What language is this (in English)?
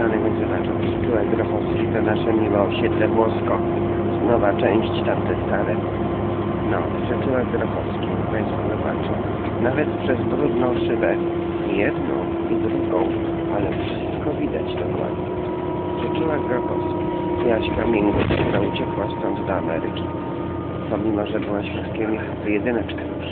Polish